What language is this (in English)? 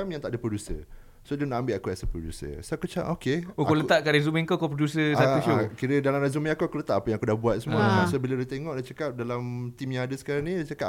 Malay